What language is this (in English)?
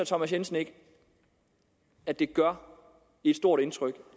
Danish